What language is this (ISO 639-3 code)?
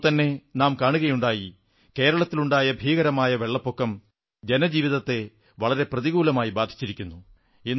mal